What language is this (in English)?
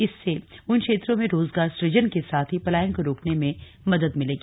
Hindi